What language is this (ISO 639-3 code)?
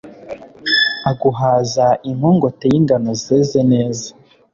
kin